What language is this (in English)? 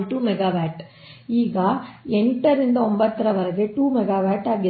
Kannada